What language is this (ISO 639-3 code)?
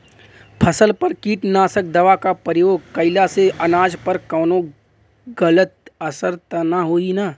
bho